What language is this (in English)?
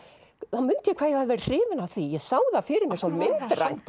Icelandic